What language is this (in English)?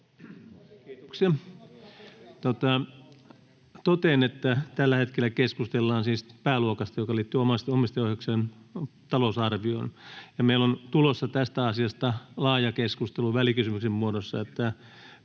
Finnish